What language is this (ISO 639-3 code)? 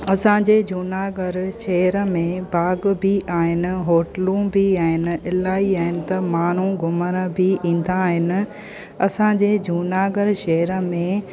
snd